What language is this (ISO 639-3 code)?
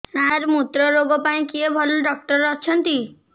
ori